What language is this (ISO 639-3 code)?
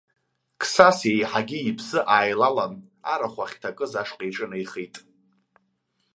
abk